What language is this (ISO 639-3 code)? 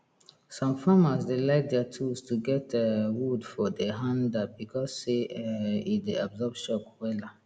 pcm